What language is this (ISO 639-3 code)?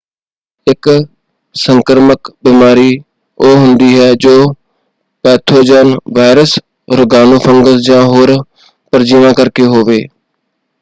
pan